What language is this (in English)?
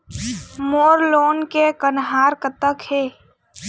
Chhattisgarhi